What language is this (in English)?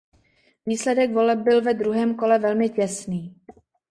Czech